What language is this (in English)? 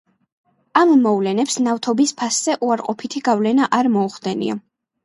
Georgian